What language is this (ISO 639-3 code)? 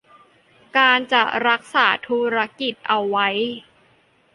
tha